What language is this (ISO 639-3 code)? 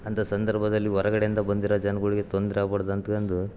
kan